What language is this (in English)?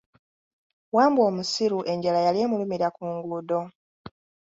Ganda